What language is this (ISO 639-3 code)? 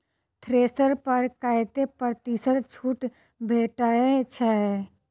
mai